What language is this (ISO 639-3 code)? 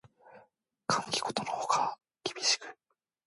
jpn